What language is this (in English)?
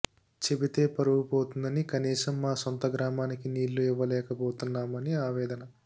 Telugu